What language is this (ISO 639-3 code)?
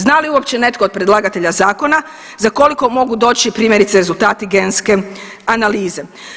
hrv